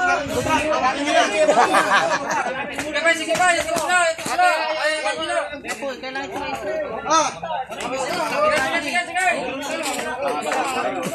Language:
Vietnamese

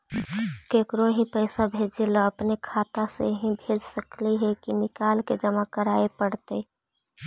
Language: Magahi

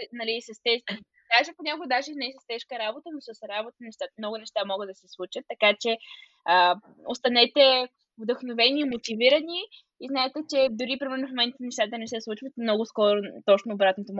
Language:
Bulgarian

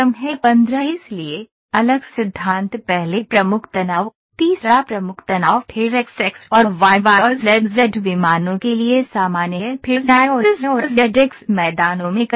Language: Hindi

